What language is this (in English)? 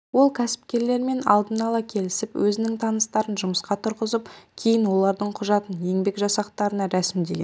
Kazakh